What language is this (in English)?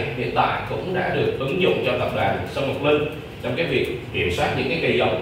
Vietnamese